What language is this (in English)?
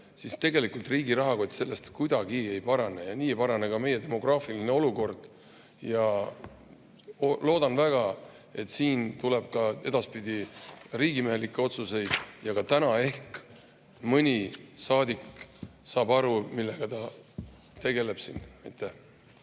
Estonian